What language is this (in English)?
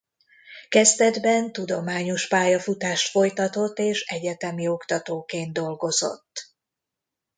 Hungarian